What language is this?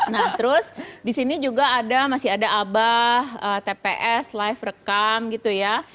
Indonesian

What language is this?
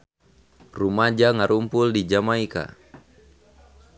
Sundanese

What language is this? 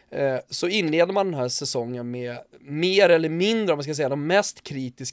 Swedish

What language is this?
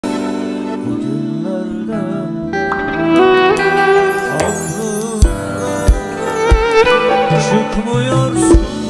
Korean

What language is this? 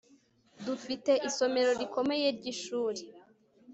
Kinyarwanda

